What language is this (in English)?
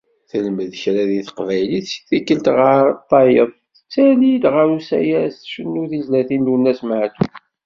Kabyle